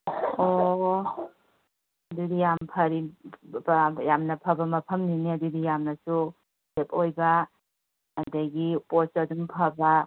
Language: Manipuri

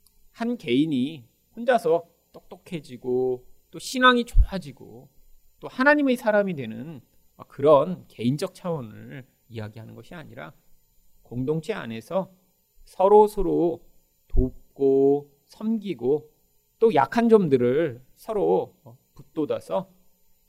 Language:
Korean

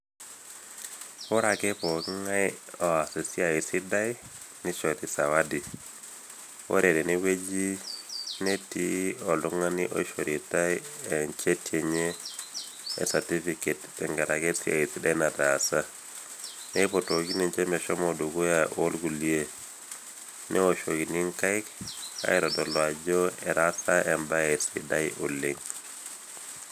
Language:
Masai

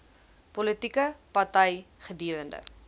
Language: Afrikaans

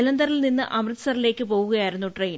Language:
Malayalam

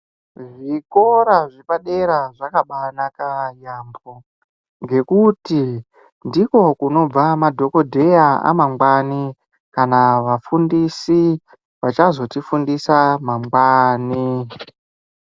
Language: Ndau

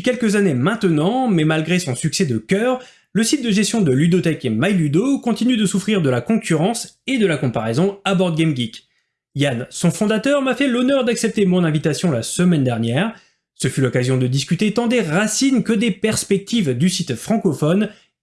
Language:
French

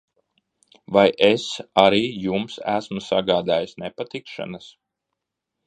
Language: Latvian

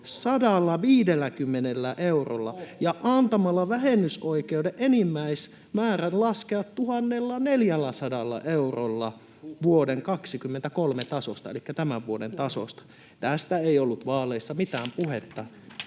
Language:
Finnish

